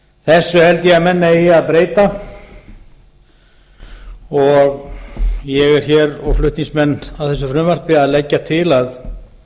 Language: Icelandic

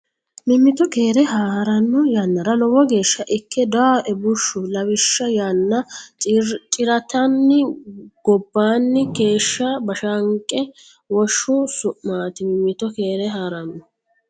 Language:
Sidamo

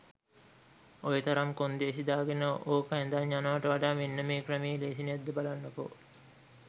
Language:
Sinhala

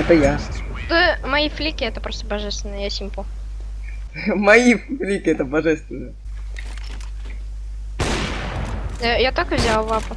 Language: Russian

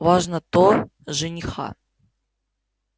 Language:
Russian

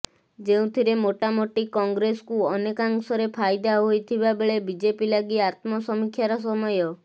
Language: Odia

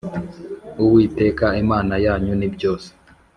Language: Kinyarwanda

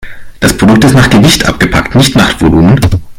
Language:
German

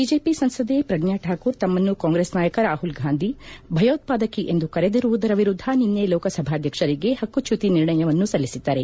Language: Kannada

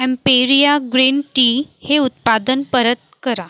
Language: Marathi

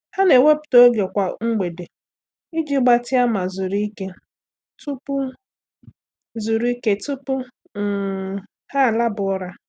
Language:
Igbo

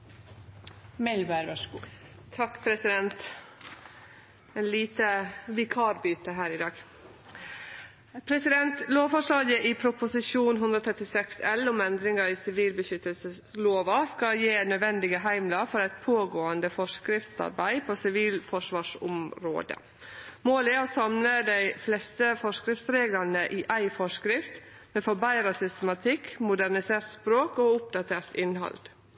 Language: Norwegian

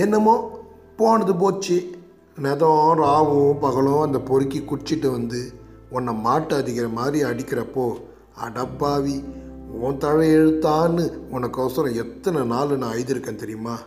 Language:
Tamil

